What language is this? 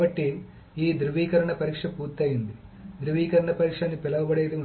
Telugu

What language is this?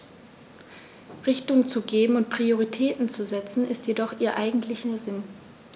German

